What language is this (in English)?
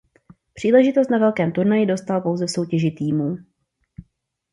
Czech